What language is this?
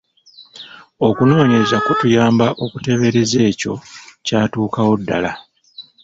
Ganda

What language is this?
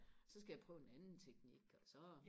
Danish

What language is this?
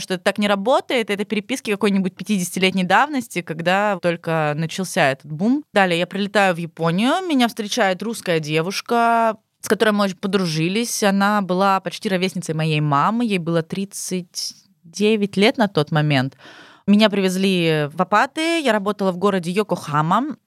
Russian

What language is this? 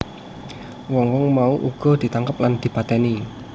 Javanese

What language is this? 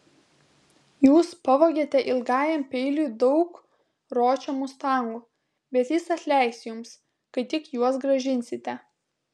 Lithuanian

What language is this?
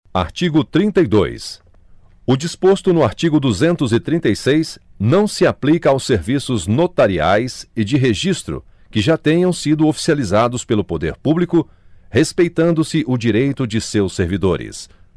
Portuguese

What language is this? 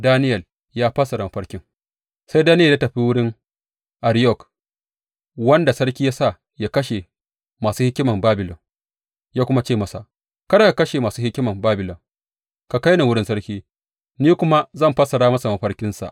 Hausa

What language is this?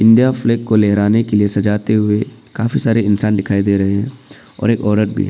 Hindi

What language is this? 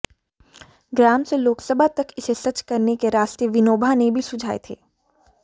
Hindi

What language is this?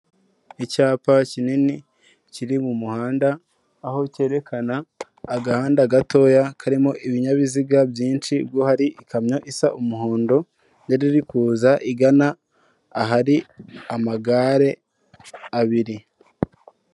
Kinyarwanda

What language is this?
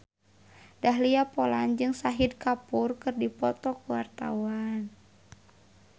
Sundanese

